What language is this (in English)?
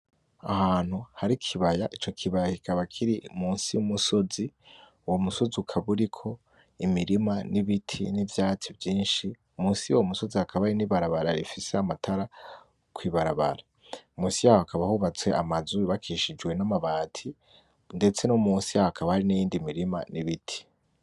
Rundi